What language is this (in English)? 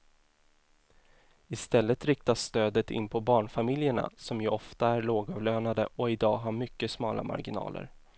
Swedish